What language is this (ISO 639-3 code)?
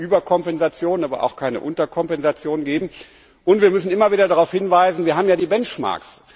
deu